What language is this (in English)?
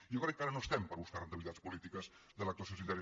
Catalan